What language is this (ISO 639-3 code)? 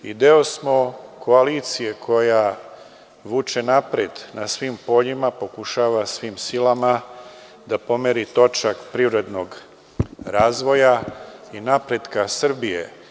srp